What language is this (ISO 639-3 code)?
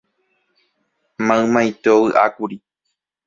grn